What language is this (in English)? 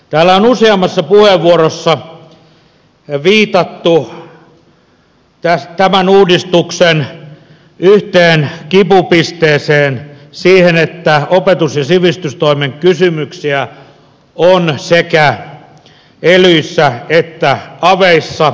Finnish